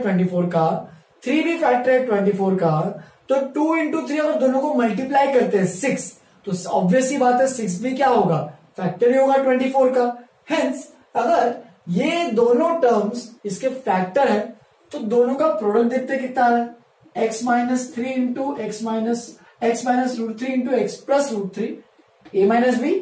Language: Hindi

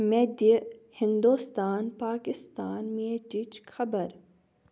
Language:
Kashmiri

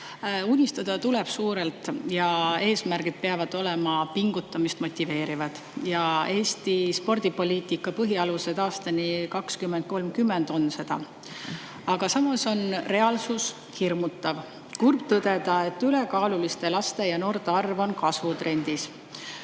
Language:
Estonian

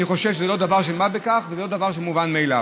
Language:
Hebrew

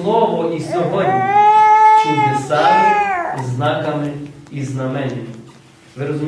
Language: Ukrainian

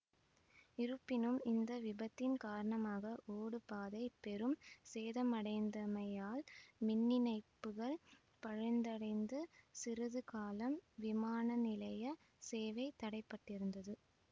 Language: Tamil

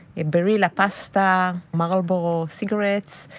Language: English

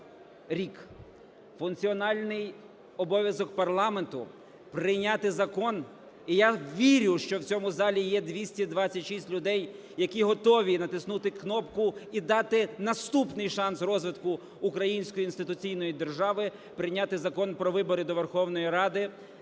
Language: Ukrainian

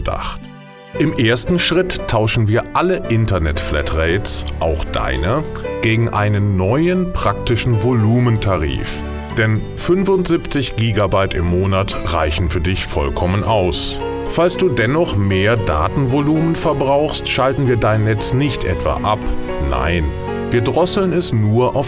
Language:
German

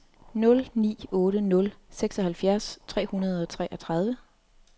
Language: Danish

